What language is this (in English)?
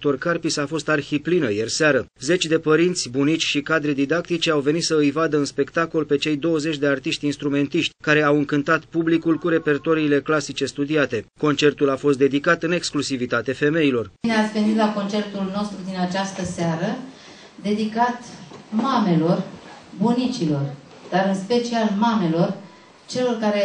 Romanian